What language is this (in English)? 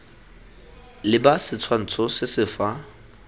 Tswana